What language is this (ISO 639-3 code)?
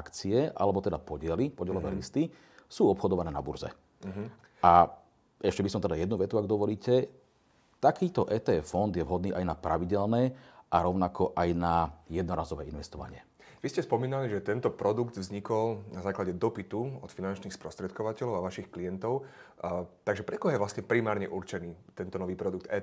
slk